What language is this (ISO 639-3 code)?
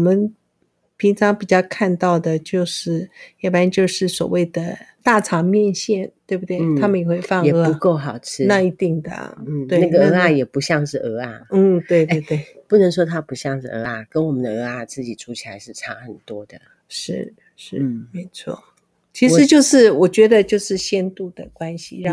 zho